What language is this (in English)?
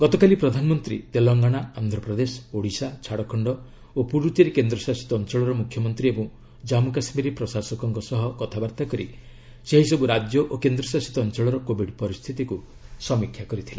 Odia